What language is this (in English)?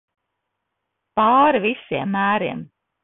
Latvian